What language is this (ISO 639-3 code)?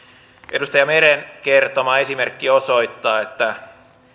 fin